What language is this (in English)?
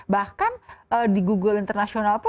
Indonesian